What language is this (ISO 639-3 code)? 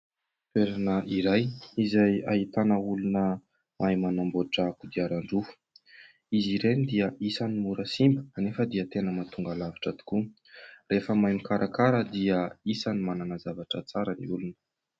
mlg